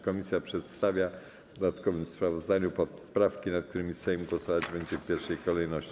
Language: Polish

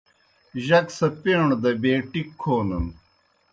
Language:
Kohistani Shina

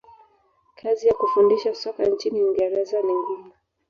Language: Swahili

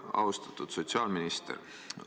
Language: Estonian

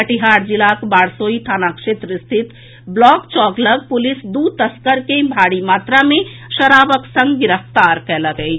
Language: Maithili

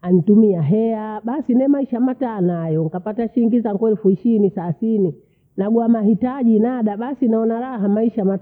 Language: Bondei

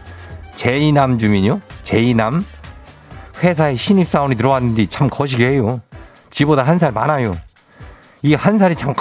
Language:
Korean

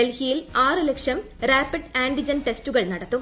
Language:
Malayalam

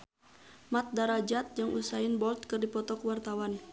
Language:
Sundanese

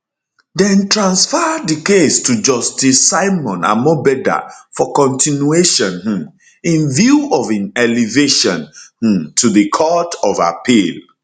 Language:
Nigerian Pidgin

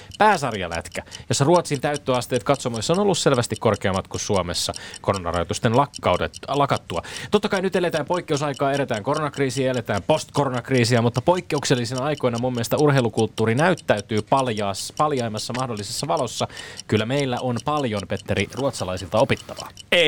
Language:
Finnish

